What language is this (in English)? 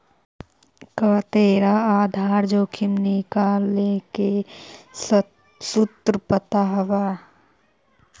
Magahi